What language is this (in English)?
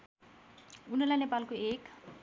Nepali